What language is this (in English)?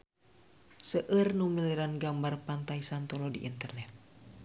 Sundanese